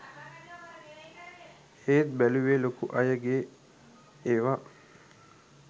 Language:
Sinhala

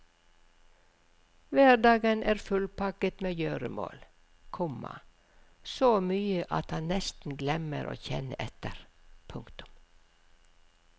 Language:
Norwegian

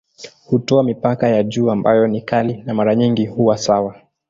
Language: Swahili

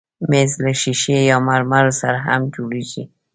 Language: Pashto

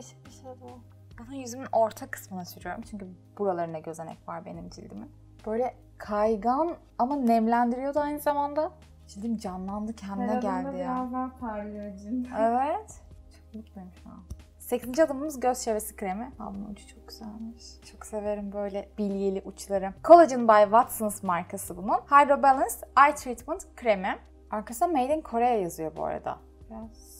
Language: Turkish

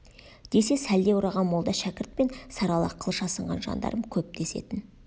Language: Kazakh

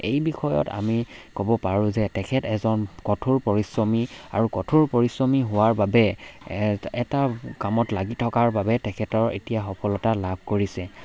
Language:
Assamese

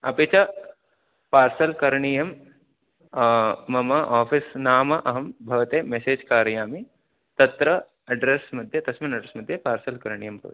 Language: Sanskrit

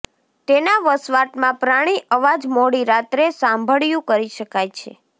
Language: Gujarati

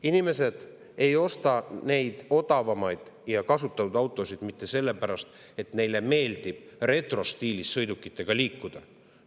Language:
Estonian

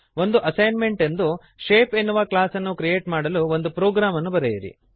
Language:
Kannada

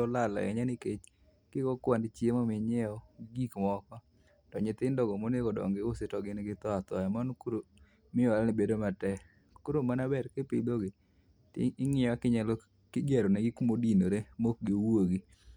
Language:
Luo (Kenya and Tanzania)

